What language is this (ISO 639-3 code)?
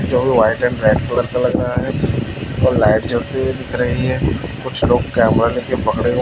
hin